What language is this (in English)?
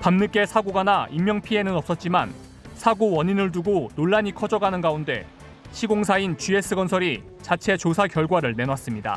Korean